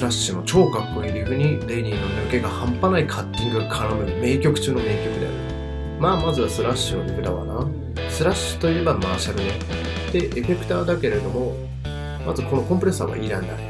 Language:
Japanese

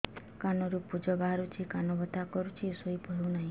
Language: Odia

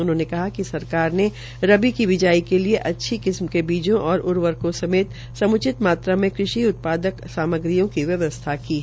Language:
Hindi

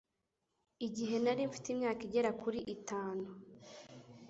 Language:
Kinyarwanda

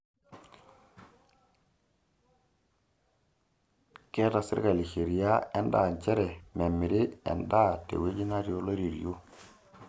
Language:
Masai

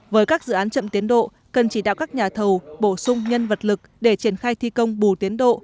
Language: Vietnamese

